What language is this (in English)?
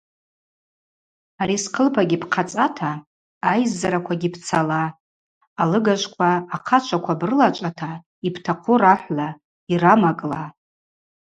Abaza